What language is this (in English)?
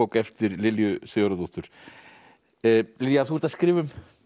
Icelandic